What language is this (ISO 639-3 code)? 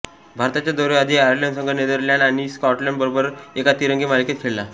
mar